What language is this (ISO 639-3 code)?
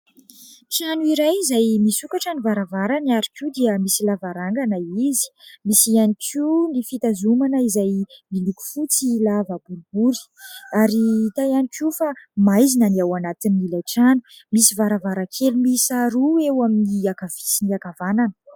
mlg